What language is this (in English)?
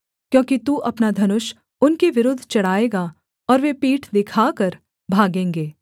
Hindi